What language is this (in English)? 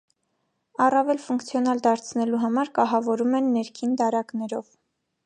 Armenian